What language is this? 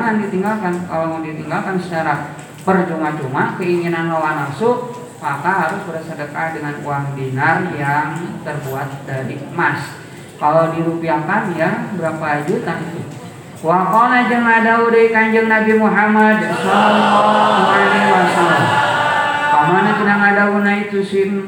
Indonesian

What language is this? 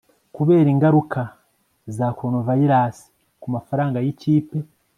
Kinyarwanda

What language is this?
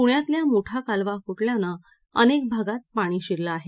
Marathi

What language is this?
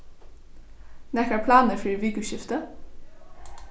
Faroese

